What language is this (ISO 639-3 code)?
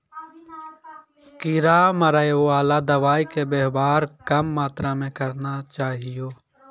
mai